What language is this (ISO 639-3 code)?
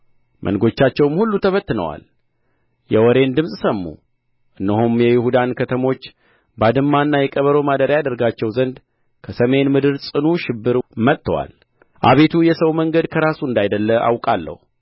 amh